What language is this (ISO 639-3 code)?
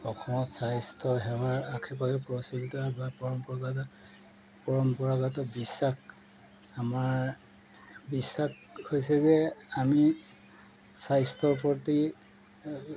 asm